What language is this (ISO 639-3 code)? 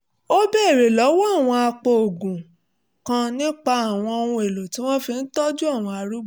yor